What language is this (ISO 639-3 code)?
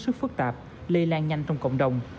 vie